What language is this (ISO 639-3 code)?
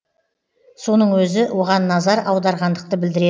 kaz